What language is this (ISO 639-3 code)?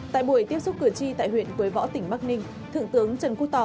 vie